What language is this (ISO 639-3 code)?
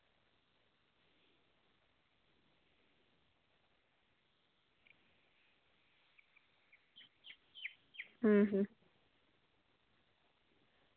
sat